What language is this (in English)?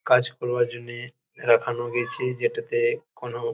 Bangla